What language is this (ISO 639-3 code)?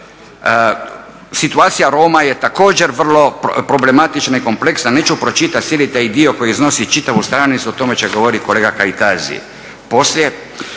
hrv